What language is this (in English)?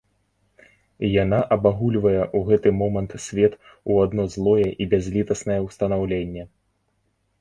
Belarusian